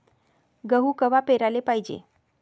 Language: Marathi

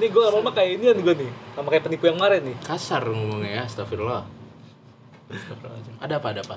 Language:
Indonesian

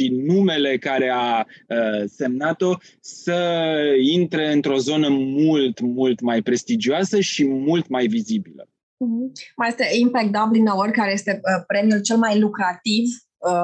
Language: Romanian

